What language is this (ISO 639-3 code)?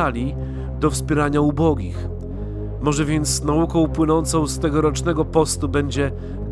pol